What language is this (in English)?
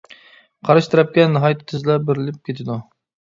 Uyghur